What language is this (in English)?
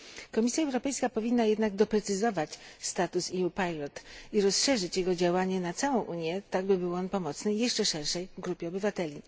Polish